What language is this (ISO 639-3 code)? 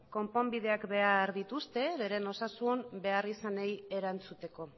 eus